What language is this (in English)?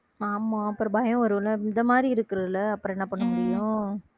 Tamil